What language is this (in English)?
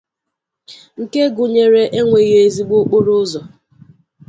Igbo